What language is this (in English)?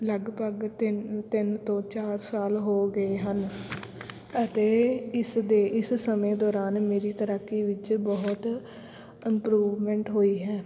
Punjabi